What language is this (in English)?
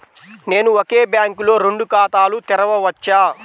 Telugu